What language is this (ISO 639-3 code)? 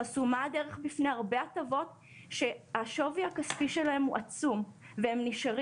heb